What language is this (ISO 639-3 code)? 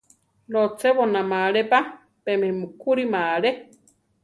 tar